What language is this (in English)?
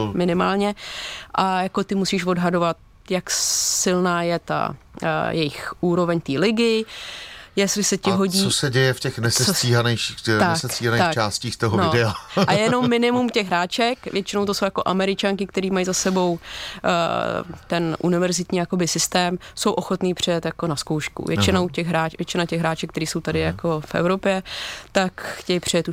Czech